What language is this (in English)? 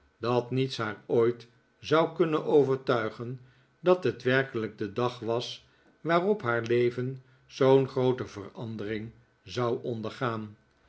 Dutch